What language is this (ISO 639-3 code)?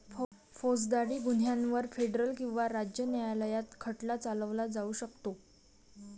mar